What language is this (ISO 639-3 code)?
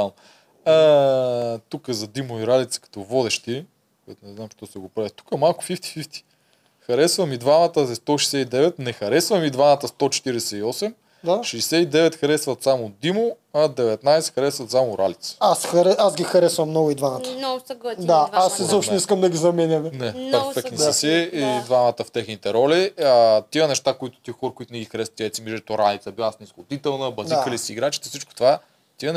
bul